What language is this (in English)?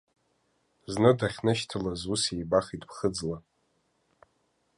Abkhazian